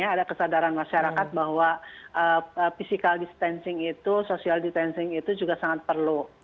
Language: Indonesian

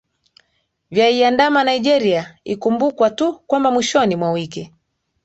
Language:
Swahili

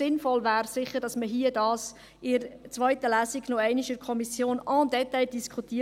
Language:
Swiss German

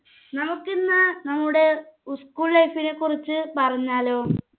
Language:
Malayalam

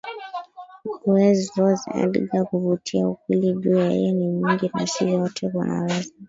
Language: Swahili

